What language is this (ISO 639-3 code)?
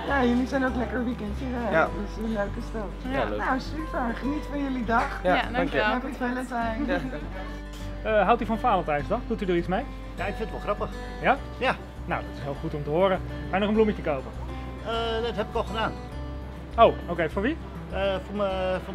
nld